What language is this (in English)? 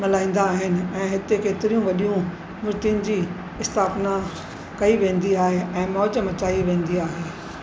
Sindhi